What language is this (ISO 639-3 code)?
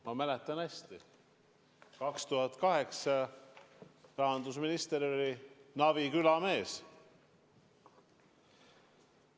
est